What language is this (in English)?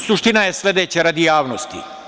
Serbian